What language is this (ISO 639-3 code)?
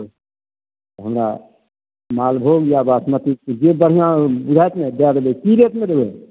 mai